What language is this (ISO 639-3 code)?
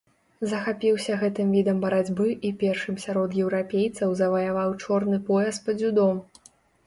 bel